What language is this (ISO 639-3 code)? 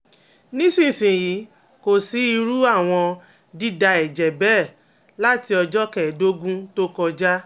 yor